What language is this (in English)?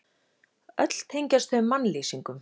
Icelandic